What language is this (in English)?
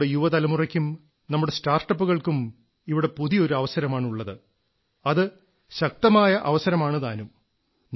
Malayalam